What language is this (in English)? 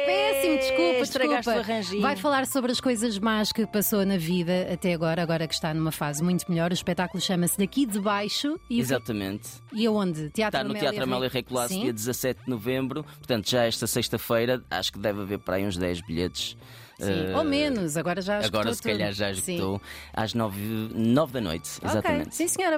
Portuguese